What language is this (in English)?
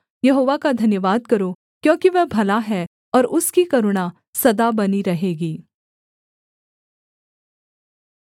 Hindi